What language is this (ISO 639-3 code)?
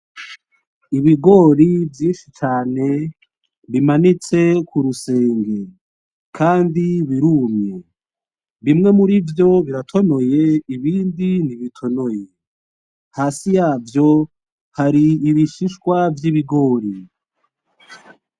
run